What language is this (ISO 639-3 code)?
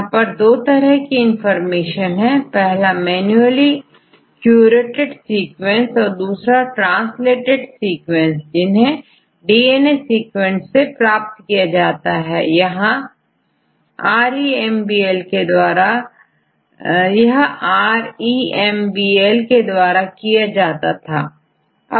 hin